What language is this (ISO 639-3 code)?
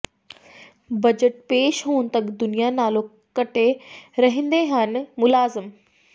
pan